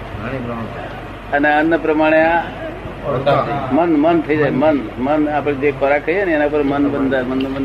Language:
Gujarati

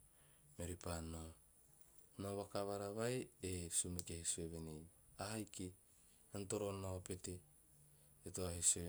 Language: Teop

